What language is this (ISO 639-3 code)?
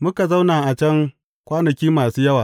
hau